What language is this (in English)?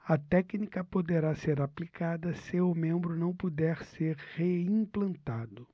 Portuguese